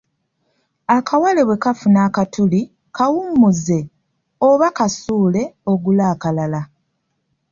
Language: Ganda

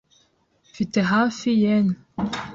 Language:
Kinyarwanda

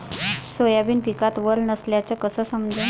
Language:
Marathi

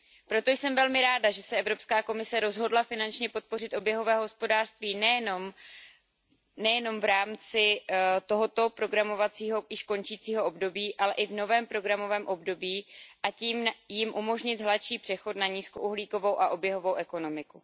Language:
Czech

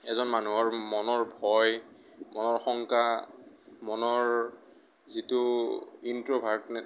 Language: Assamese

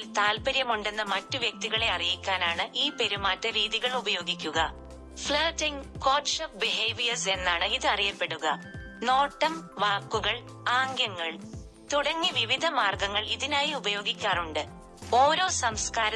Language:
Malayalam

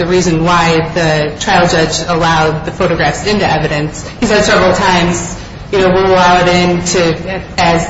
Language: English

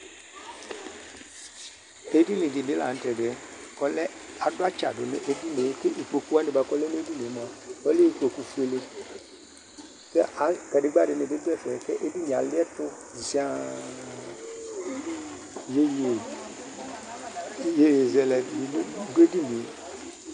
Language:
Ikposo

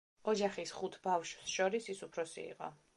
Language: Georgian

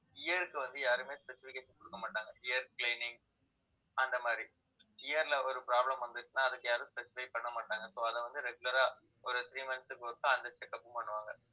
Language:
Tamil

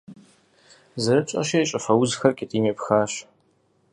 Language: Kabardian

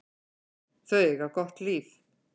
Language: Icelandic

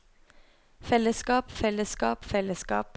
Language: Norwegian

